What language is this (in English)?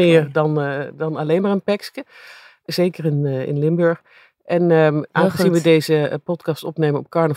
Dutch